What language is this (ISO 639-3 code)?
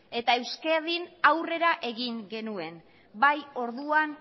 eus